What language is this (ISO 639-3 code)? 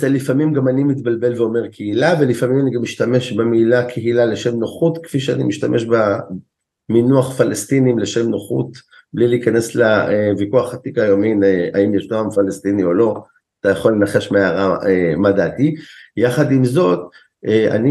heb